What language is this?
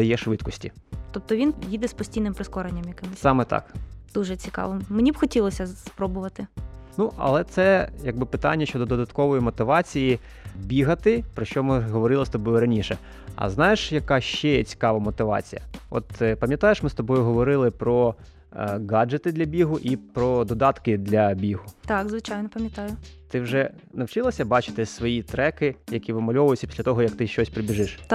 Ukrainian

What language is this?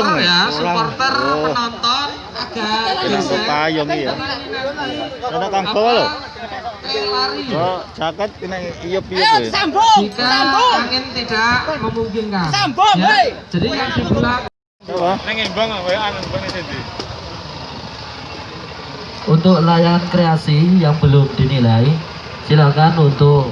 Indonesian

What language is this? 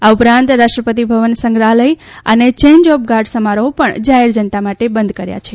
Gujarati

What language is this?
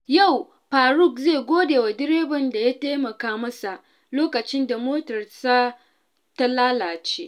Hausa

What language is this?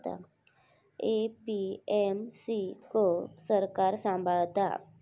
Marathi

